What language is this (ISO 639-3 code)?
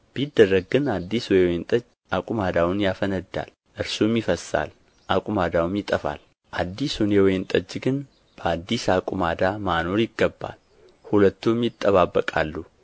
amh